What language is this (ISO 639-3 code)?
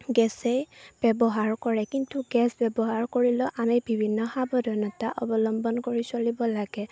asm